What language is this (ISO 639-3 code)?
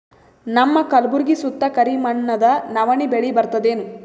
kan